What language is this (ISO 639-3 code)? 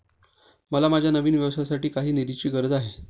mar